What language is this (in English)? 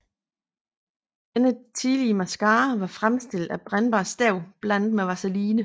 Danish